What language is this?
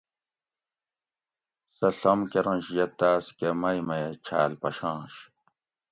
Gawri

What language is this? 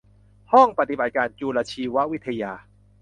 Thai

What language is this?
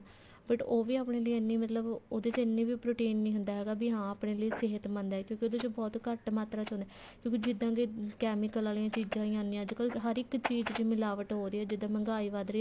Punjabi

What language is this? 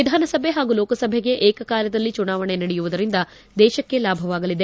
Kannada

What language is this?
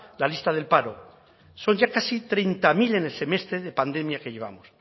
Spanish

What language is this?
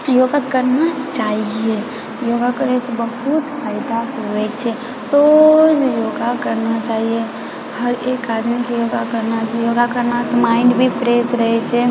Maithili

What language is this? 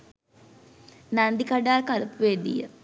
Sinhala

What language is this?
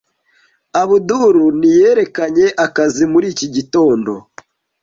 Kinyarwanda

